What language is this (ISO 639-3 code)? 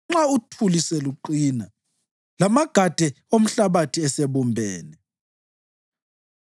nde